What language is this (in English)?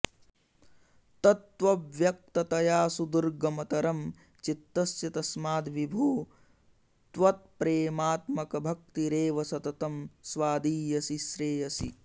Sanskrit